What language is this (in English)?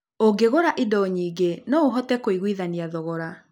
Kikuyu